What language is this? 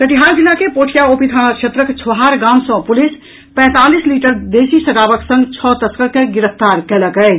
Maithili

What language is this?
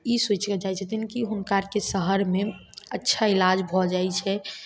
Maithili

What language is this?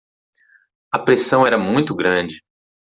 Portuguese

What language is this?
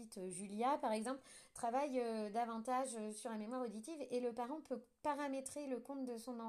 French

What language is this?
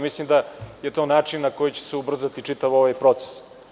Serbian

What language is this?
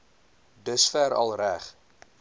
Afrikaans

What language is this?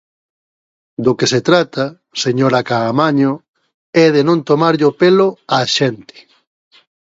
Galician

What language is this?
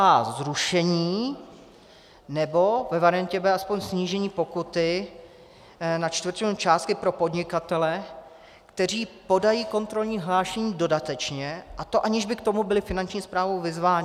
Czech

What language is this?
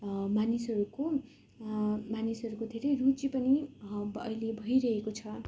Nepali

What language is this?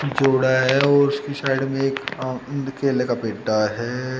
Hindi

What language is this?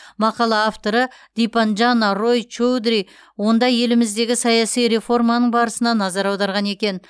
Kazakh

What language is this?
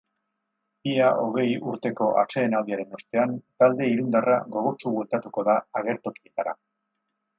Basque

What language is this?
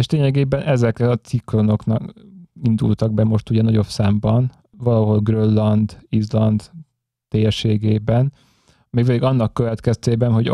Hungarian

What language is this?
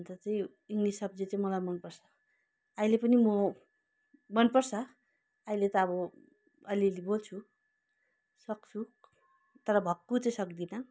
Nepali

